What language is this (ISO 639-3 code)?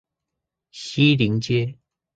zho